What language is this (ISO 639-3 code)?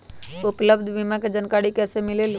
mag